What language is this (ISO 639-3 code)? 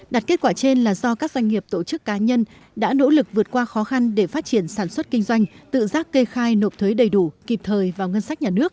vie